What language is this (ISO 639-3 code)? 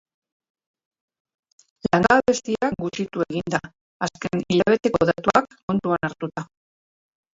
eus